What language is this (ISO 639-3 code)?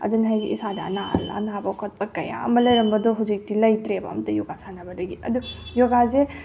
mni